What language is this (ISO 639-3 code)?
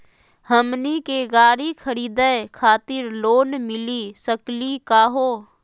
mag